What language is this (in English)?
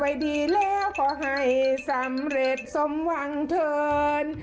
Thai